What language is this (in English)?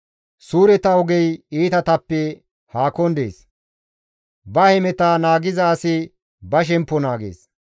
Gamo